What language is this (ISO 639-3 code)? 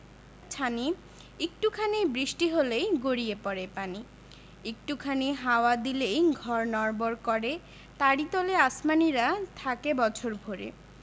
ben